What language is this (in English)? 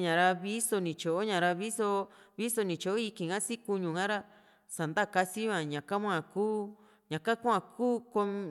Juxtlahuaca Mixtec